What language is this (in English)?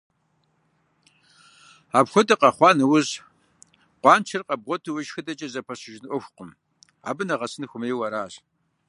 Kabardian